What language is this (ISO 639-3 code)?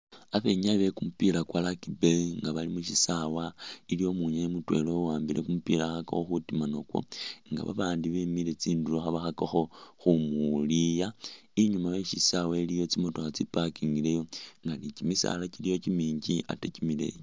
myx